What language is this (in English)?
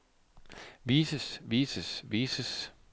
Danish